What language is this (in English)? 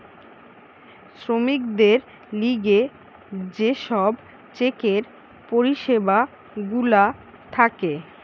Bangla